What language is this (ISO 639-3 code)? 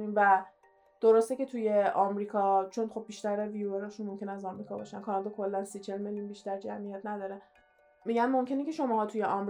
fas